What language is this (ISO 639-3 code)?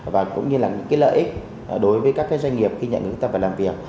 vie